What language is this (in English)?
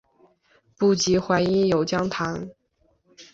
Chinese